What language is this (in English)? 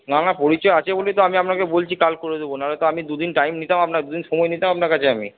Bangla